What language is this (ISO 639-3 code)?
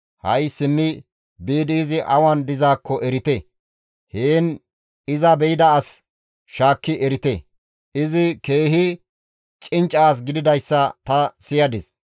gmv